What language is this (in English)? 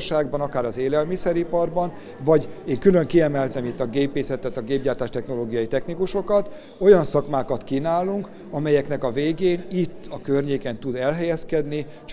Hungarian